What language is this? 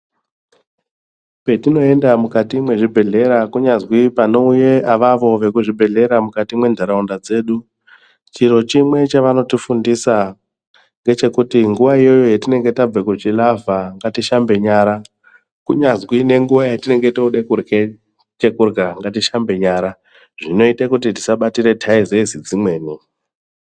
Ndau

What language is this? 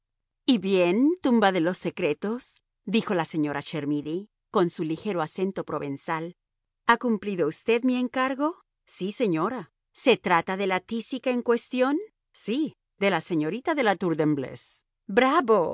Spanish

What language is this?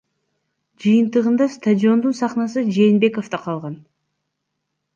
Kyrgyz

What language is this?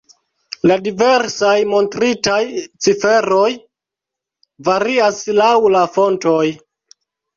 Esperanto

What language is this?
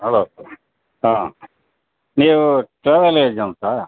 Kannada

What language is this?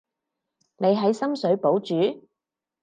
Cantonese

